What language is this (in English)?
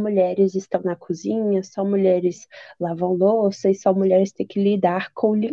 Portuguese